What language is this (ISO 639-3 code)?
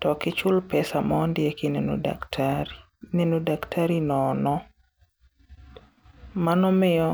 luo